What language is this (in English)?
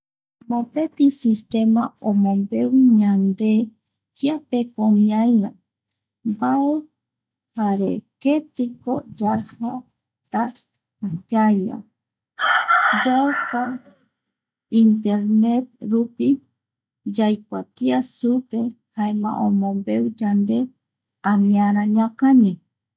Eastern Bolivian Guaraní